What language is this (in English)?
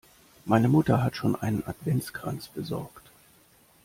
German